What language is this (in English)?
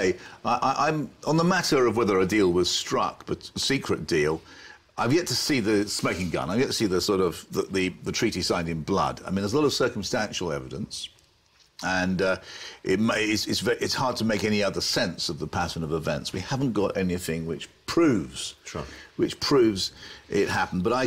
English